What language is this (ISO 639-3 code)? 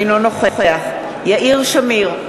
heb